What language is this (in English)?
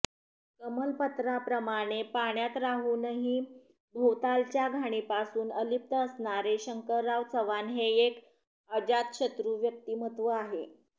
Marathi